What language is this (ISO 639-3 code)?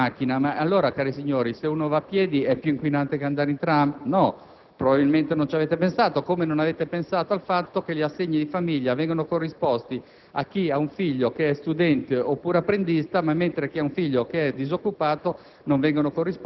ita